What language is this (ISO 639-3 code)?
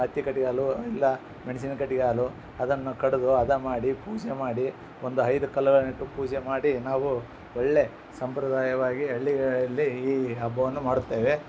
kan